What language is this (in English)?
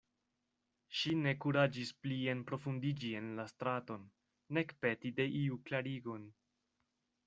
Esperanto